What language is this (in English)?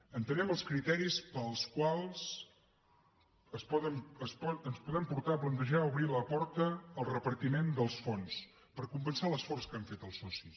Catalan